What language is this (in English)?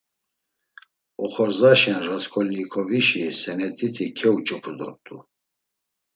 Laz